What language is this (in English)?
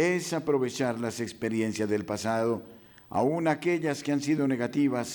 Spanish